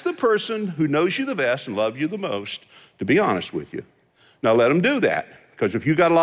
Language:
English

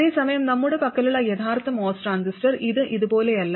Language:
Malayalam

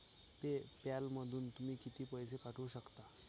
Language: Marathi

